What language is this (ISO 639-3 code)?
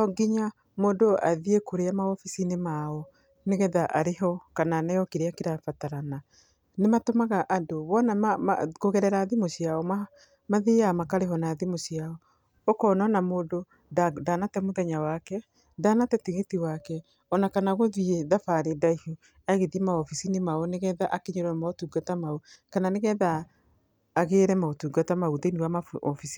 kik